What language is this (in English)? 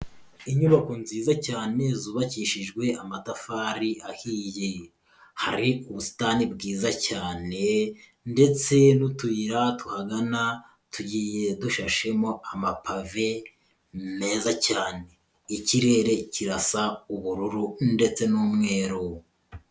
Kinyarwanda